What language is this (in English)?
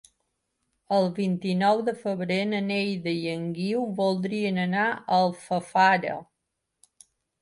Catalan